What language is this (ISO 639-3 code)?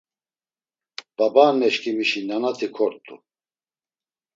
lzz